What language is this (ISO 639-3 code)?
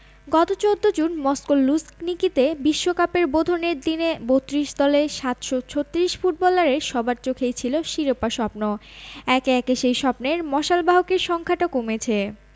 ben